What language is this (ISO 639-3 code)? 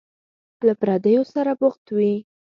pus